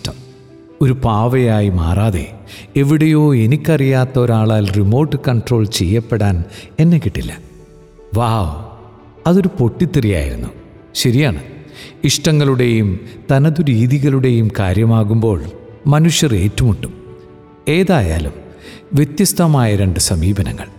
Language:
Malayalam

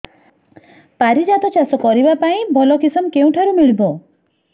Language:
Odia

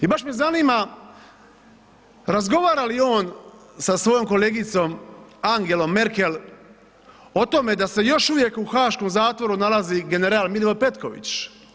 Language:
Croatian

